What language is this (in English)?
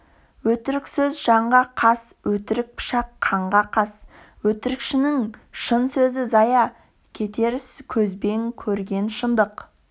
Kazakh